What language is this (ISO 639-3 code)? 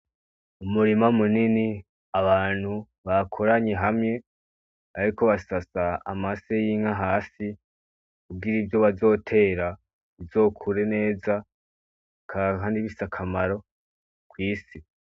run